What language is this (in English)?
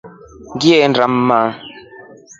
Rombo